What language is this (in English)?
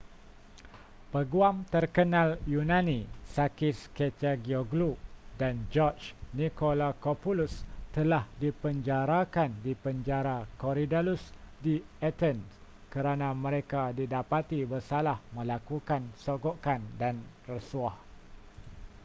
Malay